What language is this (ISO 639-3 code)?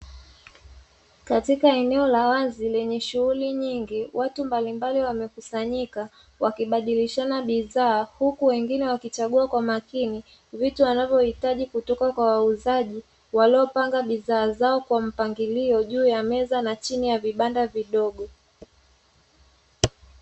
swa